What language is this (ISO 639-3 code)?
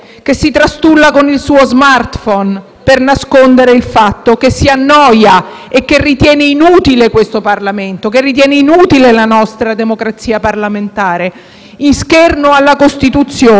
ita